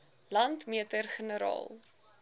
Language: Afrikaans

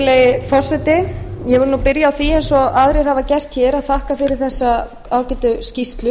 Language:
Icelandic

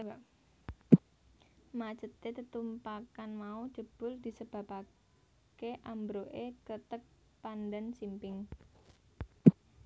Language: Javanese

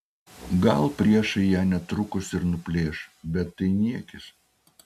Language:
Lithuanian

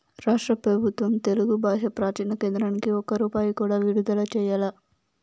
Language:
Telugu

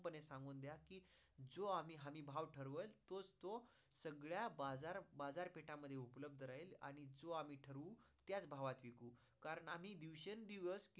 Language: Marathi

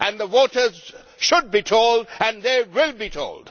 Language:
English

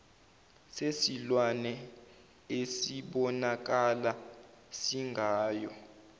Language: Zulu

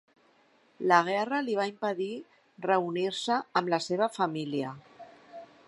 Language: Catalan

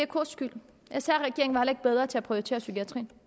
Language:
Danish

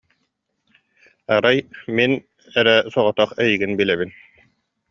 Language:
Yakut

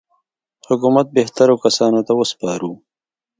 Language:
Pashto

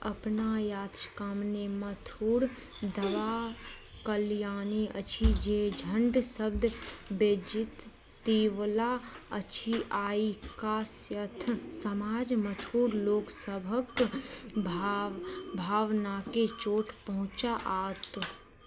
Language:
Maithili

